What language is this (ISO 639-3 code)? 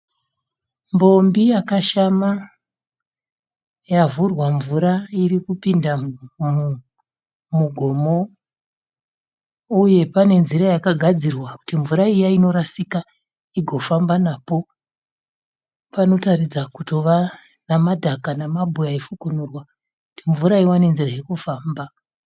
sna